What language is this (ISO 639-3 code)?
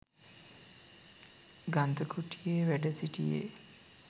sin